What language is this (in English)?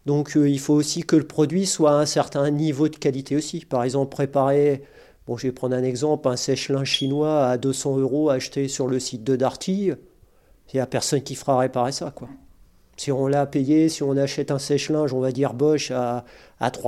French